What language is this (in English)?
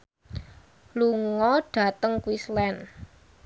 Javanese